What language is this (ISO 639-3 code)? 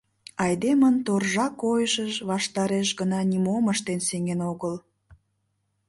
chm